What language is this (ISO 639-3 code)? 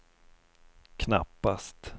swe